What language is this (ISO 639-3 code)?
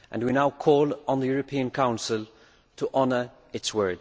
eng